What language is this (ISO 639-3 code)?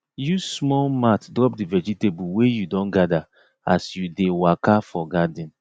pcm